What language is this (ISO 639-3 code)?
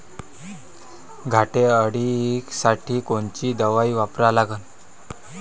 mar